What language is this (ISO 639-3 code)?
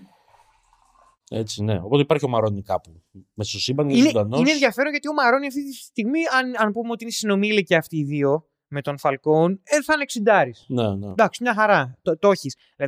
ell